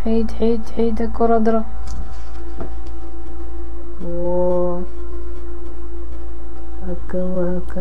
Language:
Arabic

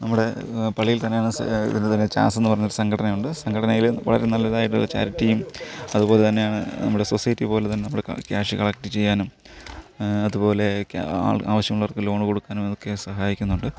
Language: Malayalam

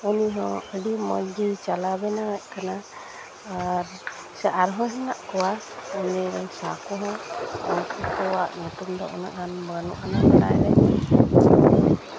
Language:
Santali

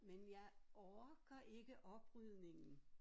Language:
Danish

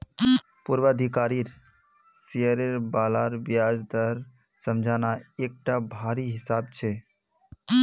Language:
Magahi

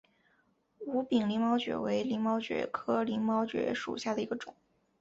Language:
Chinese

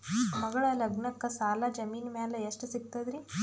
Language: Kannada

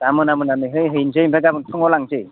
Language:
Bodo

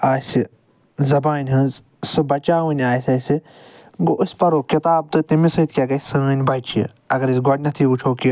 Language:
Kashmiri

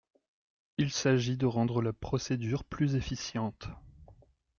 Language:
French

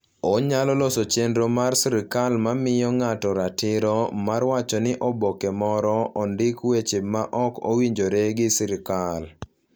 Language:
Luo (Kenya and Tanzania)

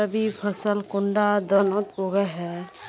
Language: Magahi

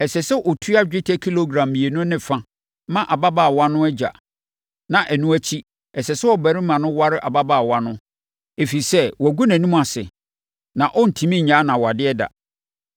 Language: Akan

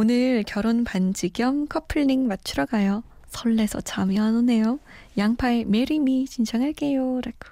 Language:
Korean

